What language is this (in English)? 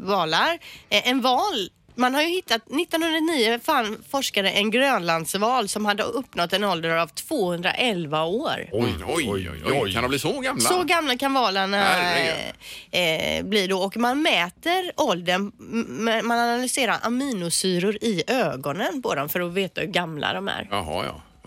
Swedish